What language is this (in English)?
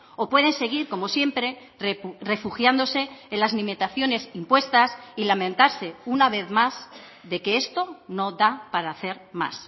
Spanish